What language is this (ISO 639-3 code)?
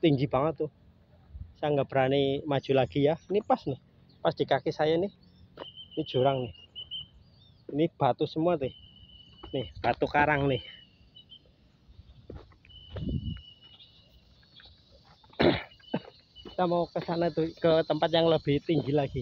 ind